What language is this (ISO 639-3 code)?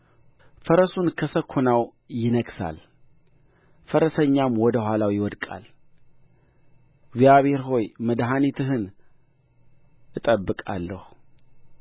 amh